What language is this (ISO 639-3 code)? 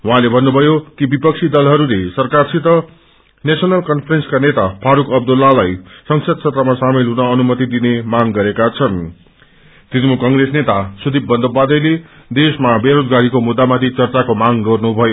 nep